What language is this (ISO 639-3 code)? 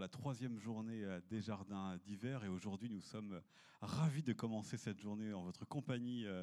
fra